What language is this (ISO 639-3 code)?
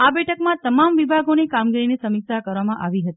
guj